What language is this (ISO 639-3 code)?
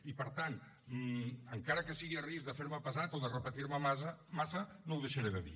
cat